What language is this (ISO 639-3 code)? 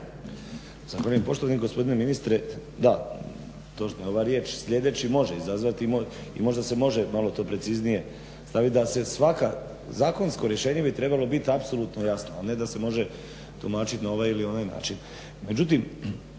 hrv